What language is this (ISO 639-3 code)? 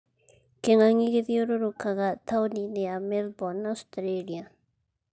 kik